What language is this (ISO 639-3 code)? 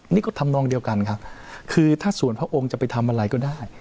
tha